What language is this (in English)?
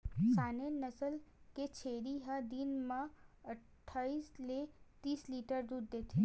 Chhattisgarhi